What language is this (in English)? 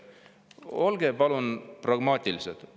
Estonian